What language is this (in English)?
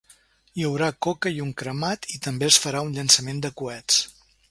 Catalan